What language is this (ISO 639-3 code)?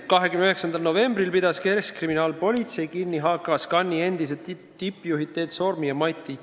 est